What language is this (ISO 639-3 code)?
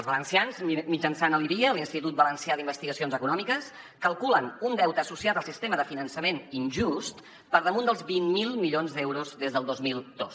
cat